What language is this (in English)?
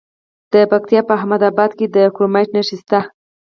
Pashto